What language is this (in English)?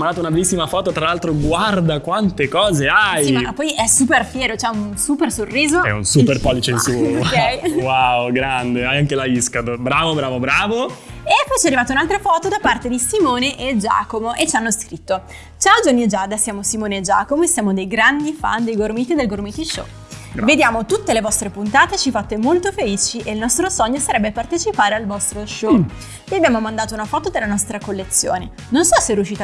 Italian